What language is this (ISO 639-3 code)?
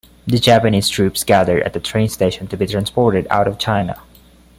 eng